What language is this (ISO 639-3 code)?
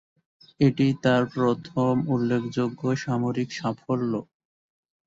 ben